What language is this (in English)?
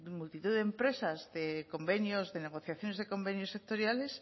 Spanish